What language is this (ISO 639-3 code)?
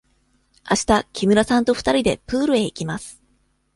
jpn